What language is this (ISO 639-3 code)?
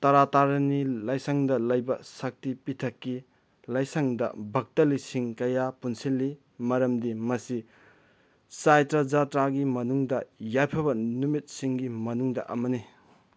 mni